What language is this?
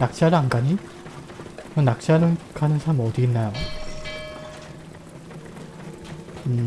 Korean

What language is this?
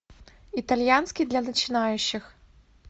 Russian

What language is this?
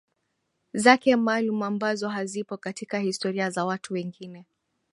Swahili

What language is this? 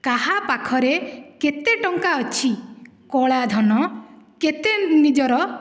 Odia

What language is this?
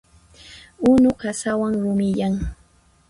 Puno Quechua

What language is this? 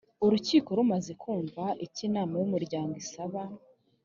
Kinyarwanda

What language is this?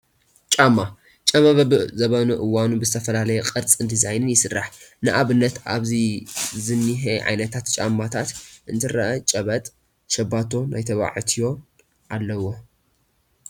Tigrinya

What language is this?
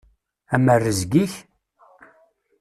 Kabyle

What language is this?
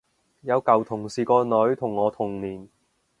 Cantonese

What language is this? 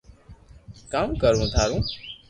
Loarki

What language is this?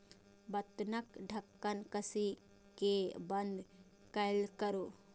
Maithili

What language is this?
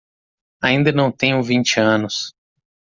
Portuguese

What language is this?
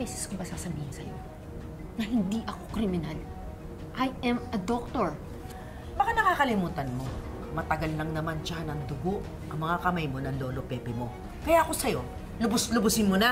Filipino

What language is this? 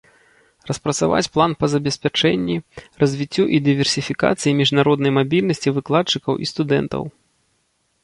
Belarusian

